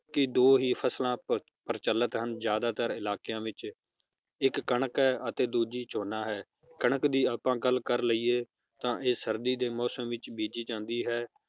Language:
Punjabi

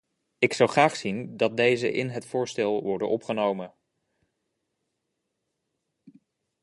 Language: Dutch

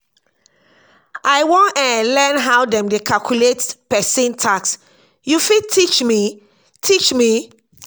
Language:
Nigerian Pidgin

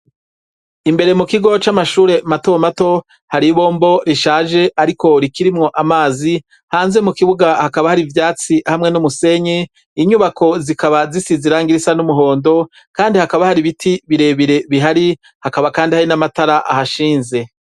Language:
Rundi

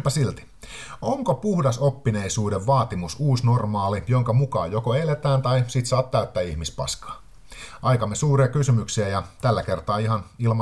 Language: Finnish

